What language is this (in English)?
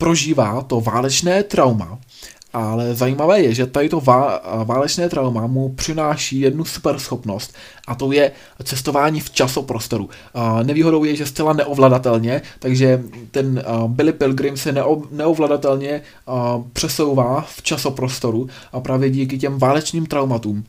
Czech